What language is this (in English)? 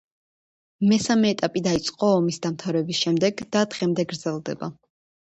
Georgian